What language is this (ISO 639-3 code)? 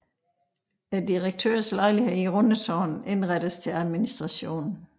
dan